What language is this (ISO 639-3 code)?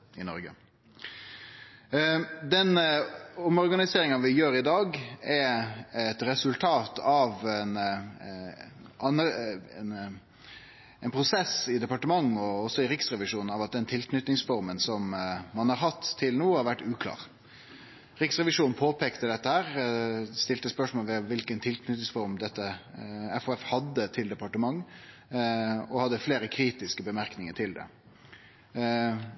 nno